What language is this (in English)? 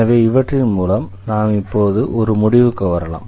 Tamil